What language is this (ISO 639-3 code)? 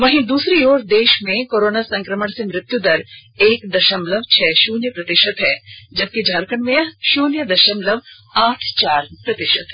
hin